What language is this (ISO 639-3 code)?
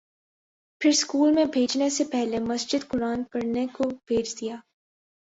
urd